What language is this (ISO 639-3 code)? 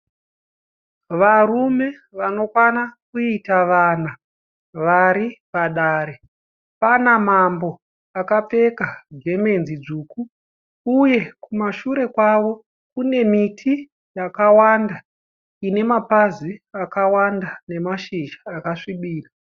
sna